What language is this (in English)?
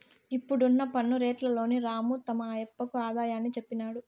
Telugu